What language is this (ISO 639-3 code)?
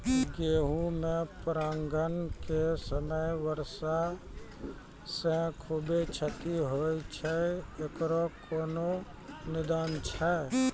mai